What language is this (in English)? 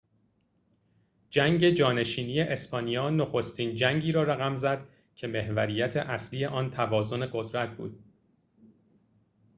Persian